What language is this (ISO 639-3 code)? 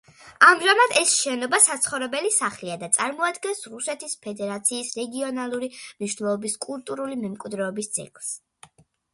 kat